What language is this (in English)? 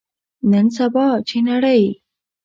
Pashto